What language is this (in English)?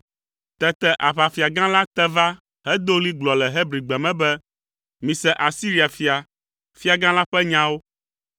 Ewe